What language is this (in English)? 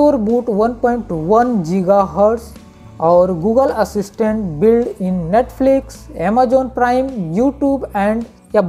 Hindi